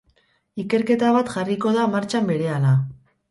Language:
Basque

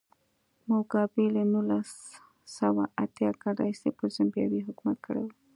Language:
Pashto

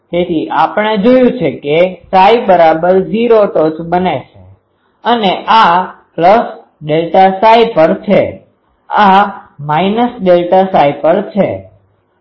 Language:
Gujarati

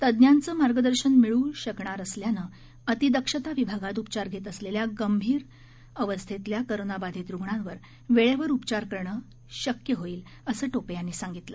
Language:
Marathi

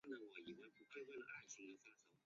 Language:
Chinese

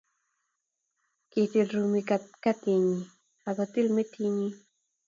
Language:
Kalenjin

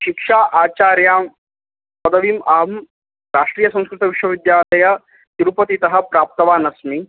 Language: Sanskrit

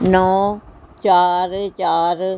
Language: Punjabi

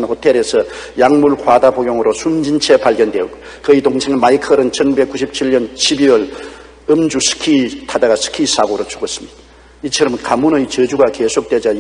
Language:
Korean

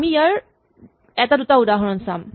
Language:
Assamese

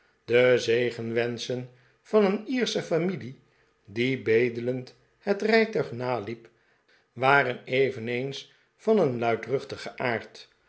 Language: Dutch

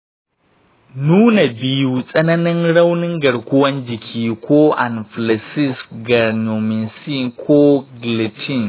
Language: Hausa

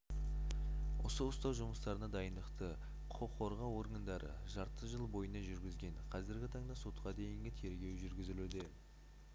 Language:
Kazakh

